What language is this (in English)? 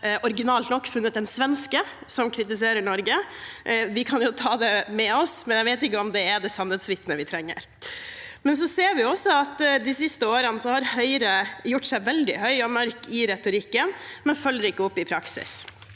Norwegian